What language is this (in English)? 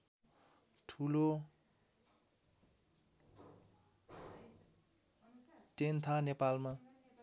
Nepali